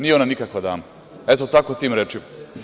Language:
Serbian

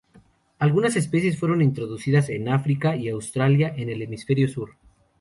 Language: Spanish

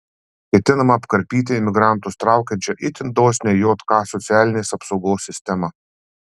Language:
Lithuanian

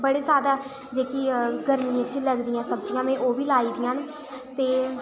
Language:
Dogri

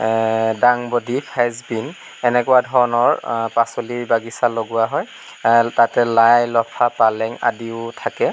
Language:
Assamese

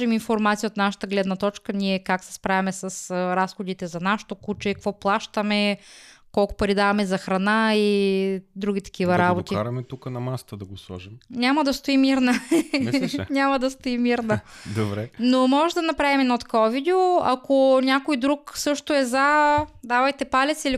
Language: Bulgarian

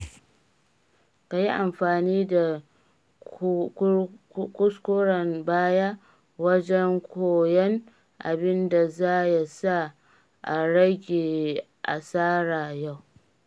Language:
Hausa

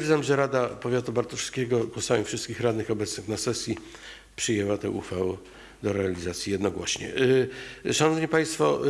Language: Polish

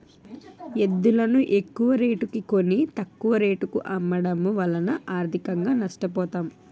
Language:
Telugu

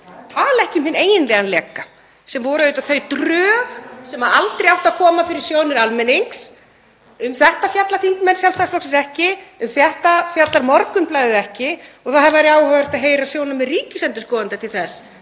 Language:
Icelandic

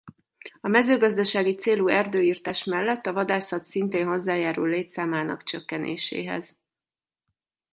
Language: Hungarian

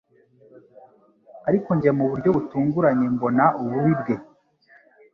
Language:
Kinyarwanda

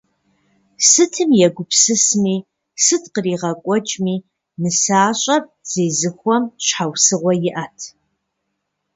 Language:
Kabardian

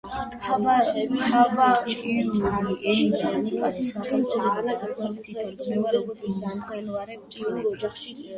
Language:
Georgian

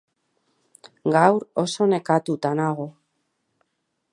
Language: Basque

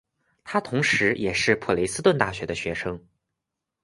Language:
Chinese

